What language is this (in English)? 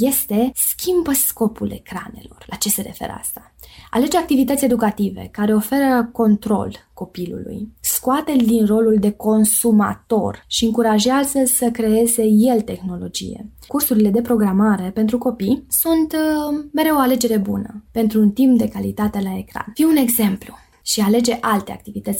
Romanian